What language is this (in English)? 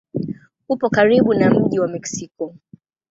Swahili